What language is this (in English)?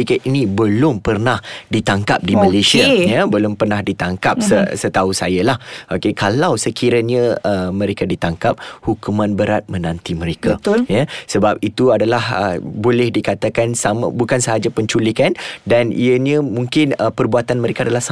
Malay